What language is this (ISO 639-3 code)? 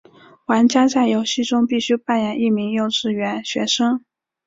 zho